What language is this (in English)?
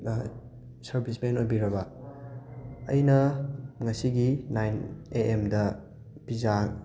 Manipuri